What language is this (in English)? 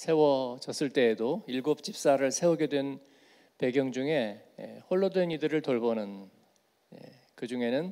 Korean